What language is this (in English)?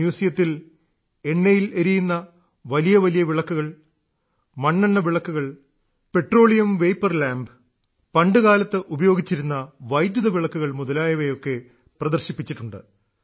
Malayalam